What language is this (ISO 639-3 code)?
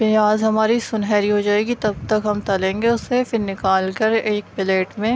urd